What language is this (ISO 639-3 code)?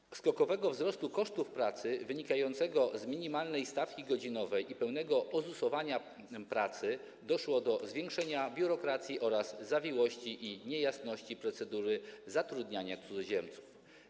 pol